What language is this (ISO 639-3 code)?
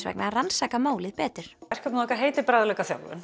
isl